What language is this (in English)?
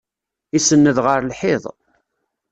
Kabyle